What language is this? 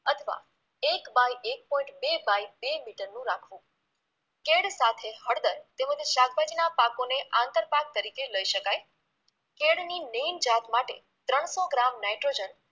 Gujarati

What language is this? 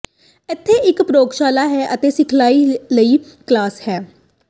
Punjabi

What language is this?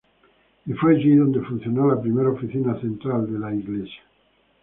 Spanish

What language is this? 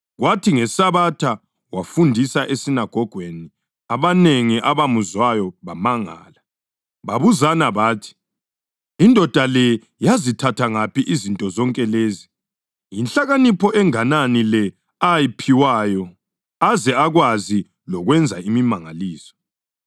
North Ndebele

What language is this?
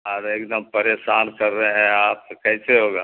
Urdu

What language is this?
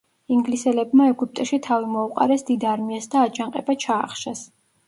Georgian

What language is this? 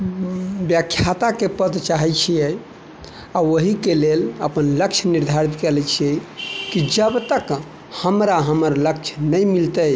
Maithili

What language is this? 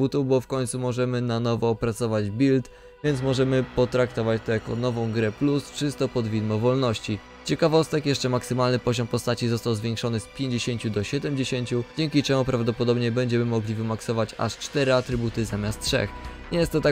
Polish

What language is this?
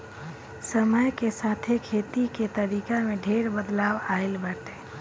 Bhojpuri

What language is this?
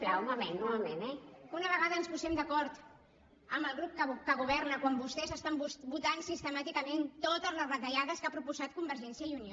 Catalan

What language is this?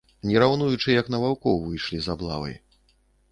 Belarusian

